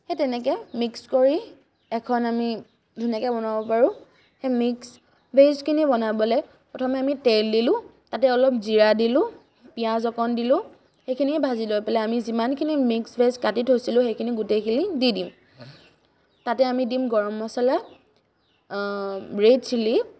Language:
Assamese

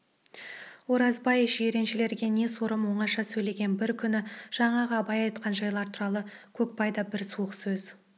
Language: Kazakh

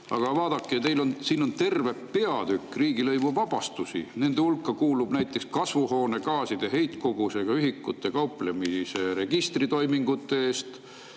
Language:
Estonian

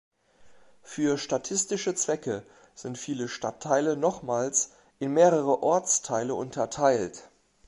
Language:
German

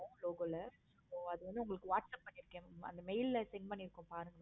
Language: Tamil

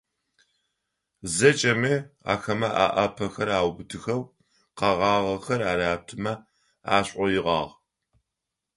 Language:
Adyghe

